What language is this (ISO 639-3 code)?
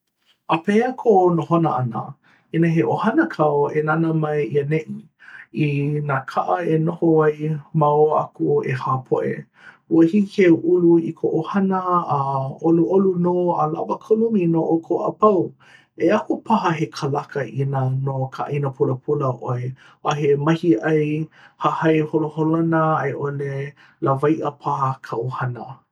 haw